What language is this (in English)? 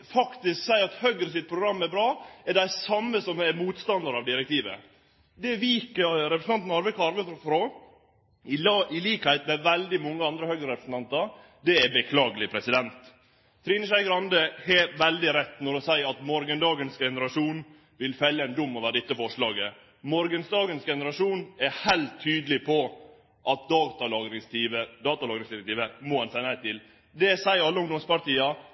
Norwegian Nynorsk